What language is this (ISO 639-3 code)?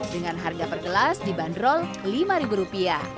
ind